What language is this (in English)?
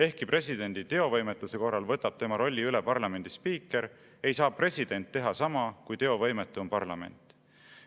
Estonian